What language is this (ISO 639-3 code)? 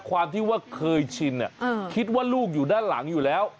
tha